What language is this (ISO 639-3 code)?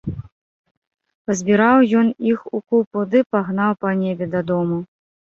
bel